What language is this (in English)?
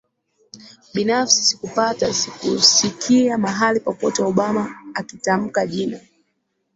Swahili